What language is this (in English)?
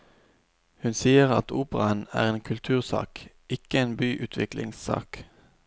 Norwegian